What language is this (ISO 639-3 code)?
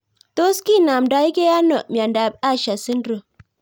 kln